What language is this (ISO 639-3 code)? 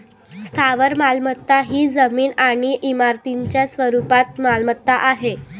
mar